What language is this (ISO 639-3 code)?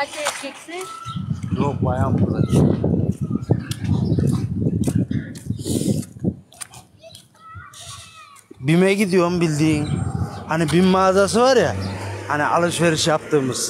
tur